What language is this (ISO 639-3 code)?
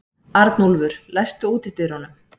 isl